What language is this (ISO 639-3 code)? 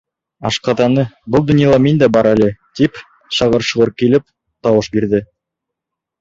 bak